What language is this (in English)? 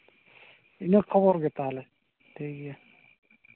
Santali